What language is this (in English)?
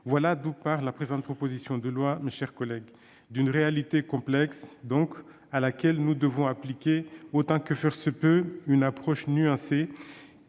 French